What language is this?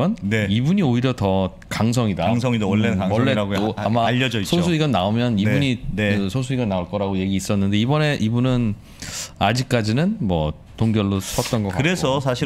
Korean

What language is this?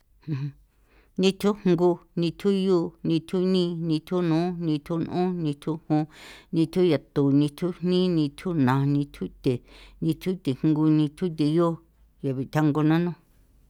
San Felipe Otlaltepec Popoloca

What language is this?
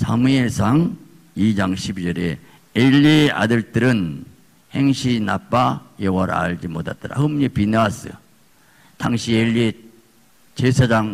Korean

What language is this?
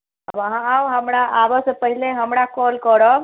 Maithili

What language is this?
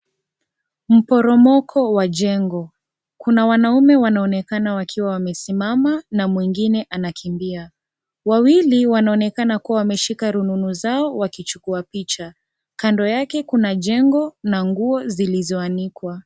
Swahili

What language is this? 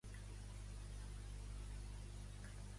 Catalan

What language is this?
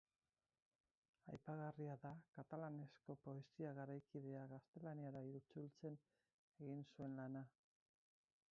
Basque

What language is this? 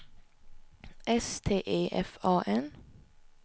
Swedish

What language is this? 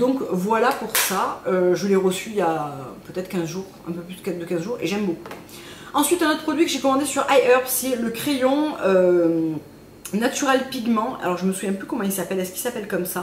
French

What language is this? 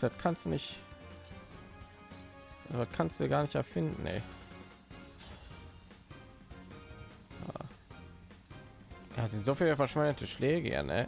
German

